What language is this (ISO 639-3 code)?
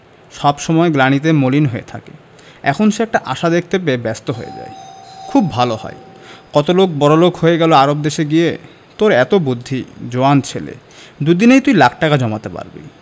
ben